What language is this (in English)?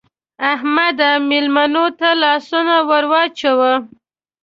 Pashto